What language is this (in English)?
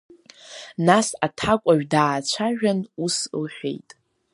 Abkhazian